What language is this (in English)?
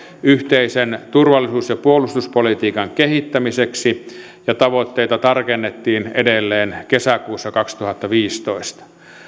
Finnish